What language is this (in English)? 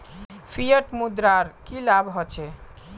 Magahi